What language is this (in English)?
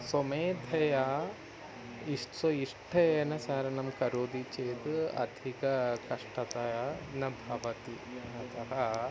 Sanskrit